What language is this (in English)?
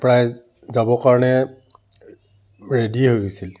Assamese